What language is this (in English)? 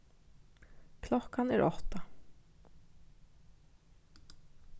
Faroese